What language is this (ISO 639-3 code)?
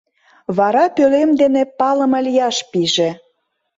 chm